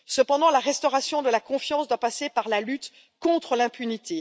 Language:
French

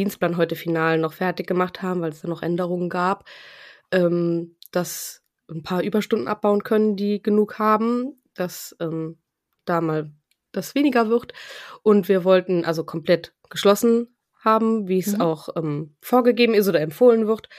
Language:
German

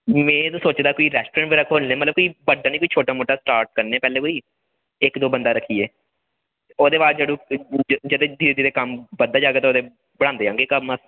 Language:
Dogri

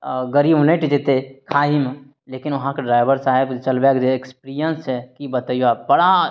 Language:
Maithili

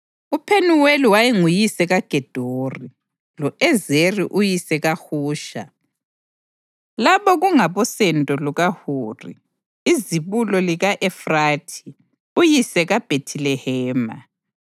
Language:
North Ndebele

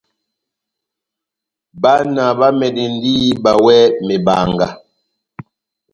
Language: Batanga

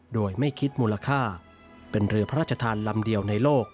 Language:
Thai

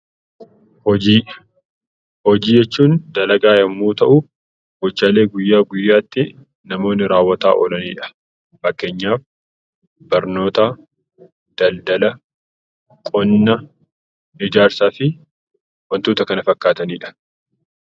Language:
Oromo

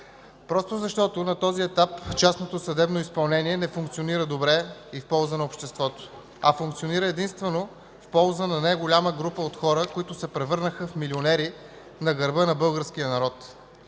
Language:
Bulgarian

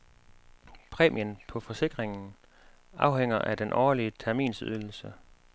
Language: Danish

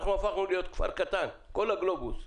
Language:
Hebrew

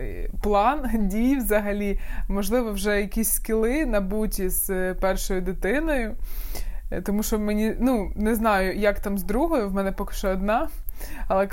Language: Ukrainian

